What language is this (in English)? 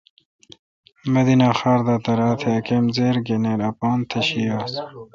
Kalkoti